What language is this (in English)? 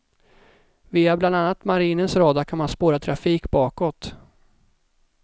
Swedish